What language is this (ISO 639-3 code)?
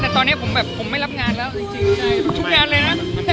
tha